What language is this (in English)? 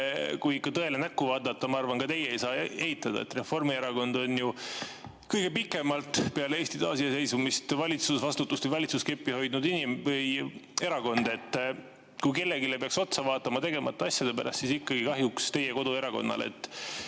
Estonian